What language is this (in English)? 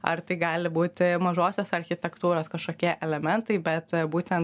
Lithuanian